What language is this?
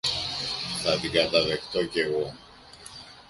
Greek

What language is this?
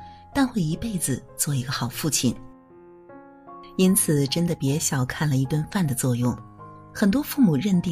Chinese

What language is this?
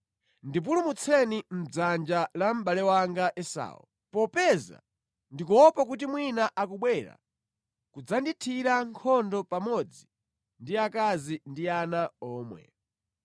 Nyanja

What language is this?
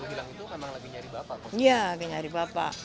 Indonesian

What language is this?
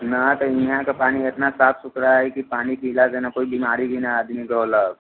Maithili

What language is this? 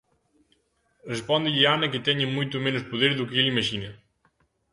Galician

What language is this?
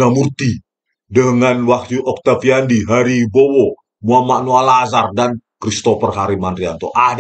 Indonesian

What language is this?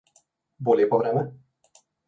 Slovenian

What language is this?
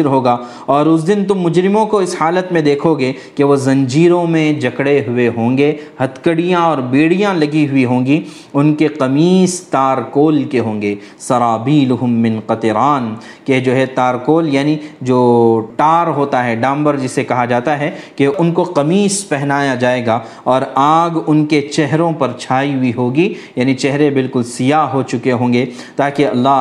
Urdu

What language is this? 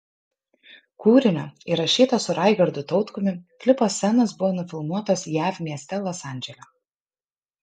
Lithuanian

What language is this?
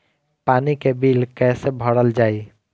Bhojpuri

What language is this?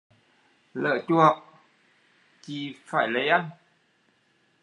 Vietnamese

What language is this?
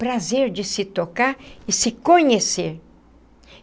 Portuguese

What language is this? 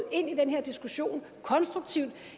Danish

